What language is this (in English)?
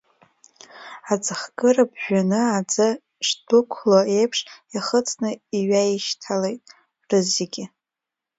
Abkhazian